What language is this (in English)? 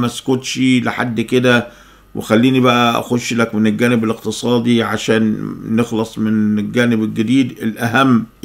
Arabic